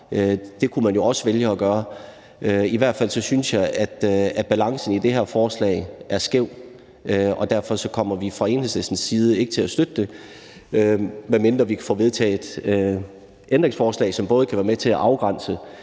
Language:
Danish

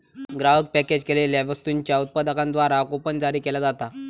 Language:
Marathi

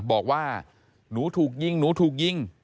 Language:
Thai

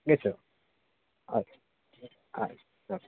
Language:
Sanskrit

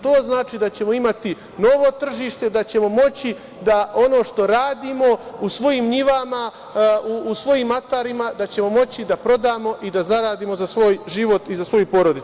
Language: Serbian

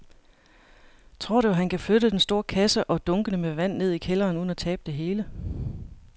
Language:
Danish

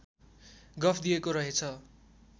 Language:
Nepali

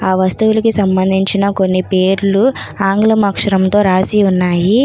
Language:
Telugu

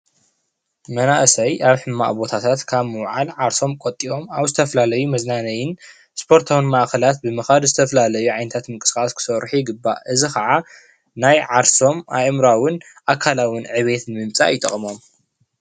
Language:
Tigrinya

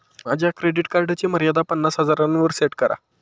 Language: Marathi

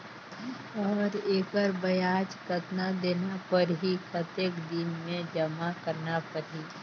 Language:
Chhattisgarhi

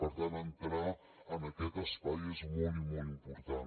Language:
Catalan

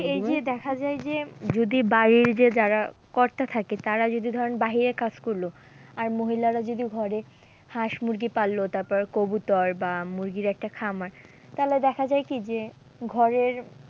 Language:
Bangla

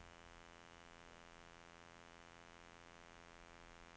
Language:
Norwegian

